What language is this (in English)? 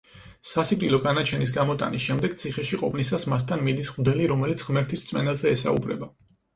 Georgian